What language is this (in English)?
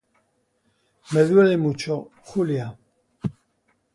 Spanish